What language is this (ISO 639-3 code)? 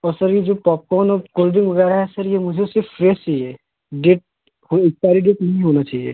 hin